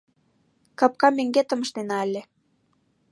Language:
Mari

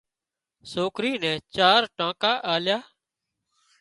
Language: Wadiyara Koli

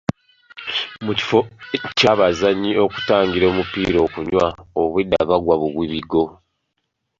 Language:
Ganda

